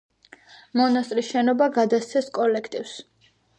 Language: Georgian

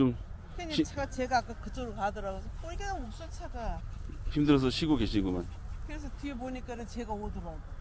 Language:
Korean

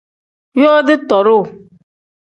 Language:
Tem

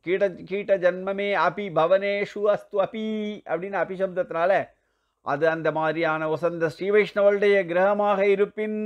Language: Tamil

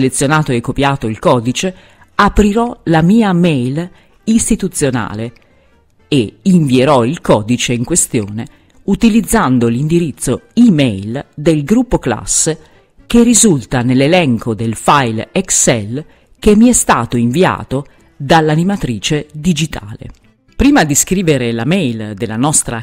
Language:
Italian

